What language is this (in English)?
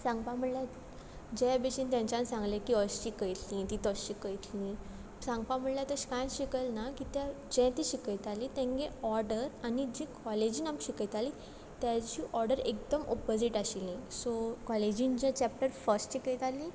Konkani